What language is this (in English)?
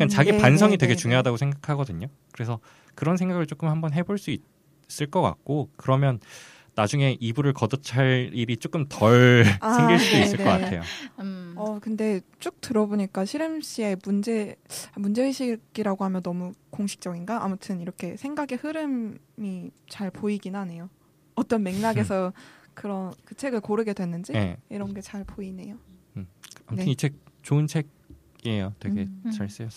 Korean